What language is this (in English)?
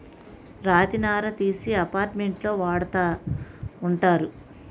Telugu